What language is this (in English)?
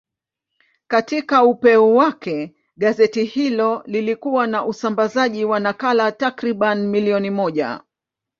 Swahili